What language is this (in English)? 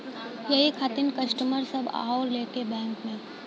Bhojpuri